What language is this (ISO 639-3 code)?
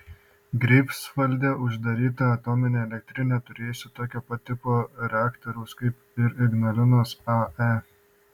lit